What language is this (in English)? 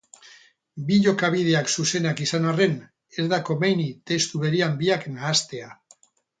Basque